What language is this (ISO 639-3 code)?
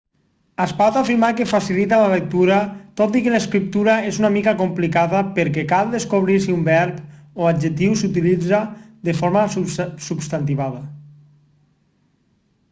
cat